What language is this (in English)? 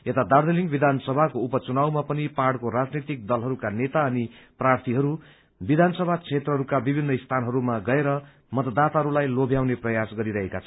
Nepali